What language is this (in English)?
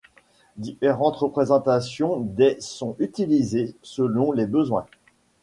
French